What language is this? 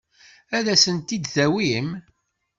Kabyle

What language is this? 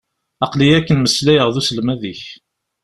Kabyle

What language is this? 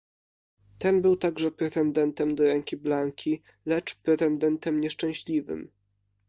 Polish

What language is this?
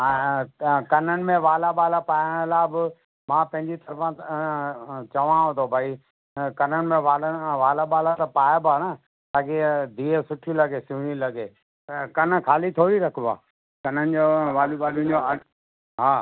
Sindhi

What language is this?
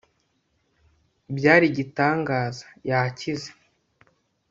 Kinyarwanda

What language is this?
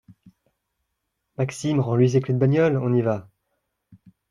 French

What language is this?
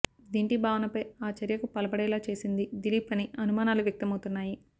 Telugu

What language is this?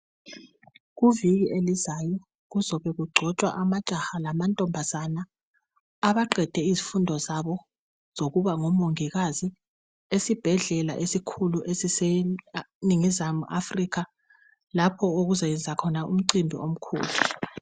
North Ndebele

